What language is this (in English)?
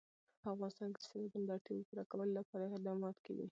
Pashto